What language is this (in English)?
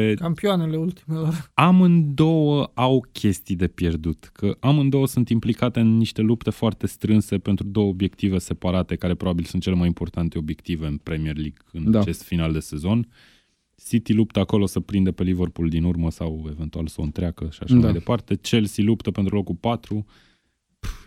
Romanian